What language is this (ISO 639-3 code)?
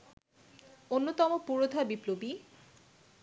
ben